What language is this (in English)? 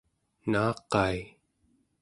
Central Yupik